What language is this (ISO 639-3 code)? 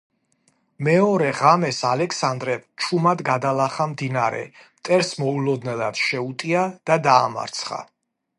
kat